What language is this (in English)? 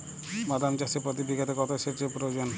Bangla